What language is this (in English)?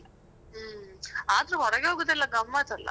Kannada